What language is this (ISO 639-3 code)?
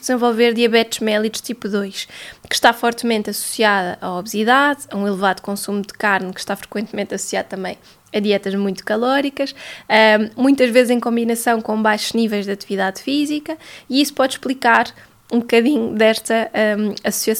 por